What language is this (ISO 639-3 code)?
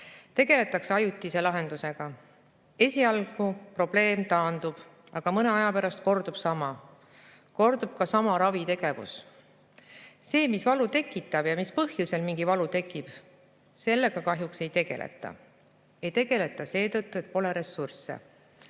est